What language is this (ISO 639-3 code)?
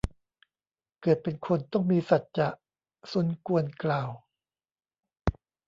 tha